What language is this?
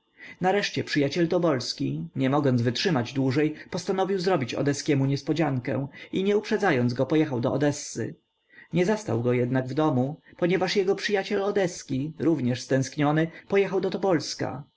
Polish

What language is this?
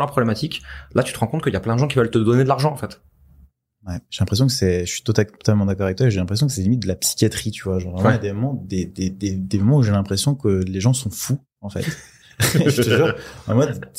French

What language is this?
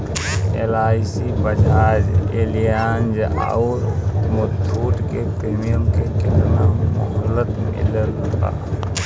Bhojpuri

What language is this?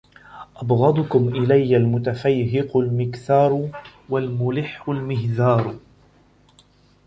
Arabic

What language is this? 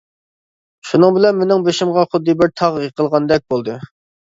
Uyghur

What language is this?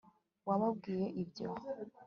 Kinyarwanda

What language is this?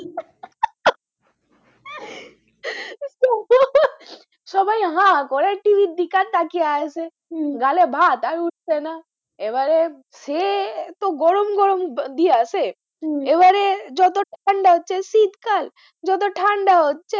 Bangla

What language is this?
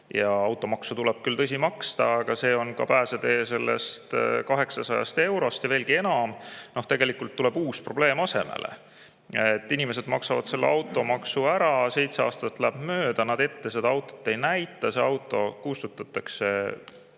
Estonian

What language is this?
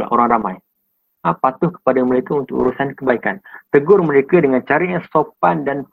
Malay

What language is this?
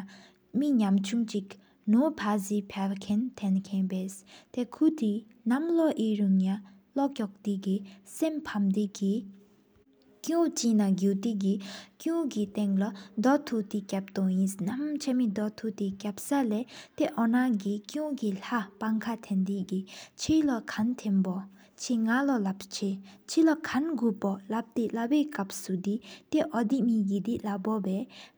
Sikkimese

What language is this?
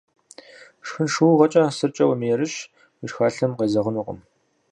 Kabardian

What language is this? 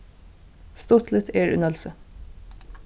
Faroese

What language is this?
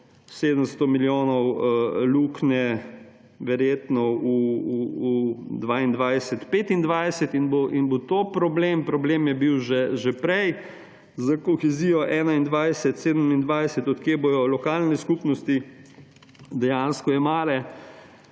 Slovenian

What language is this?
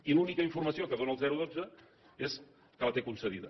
Catalan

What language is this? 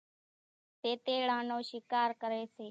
Kachi Koli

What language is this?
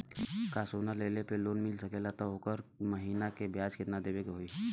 Bhojpuri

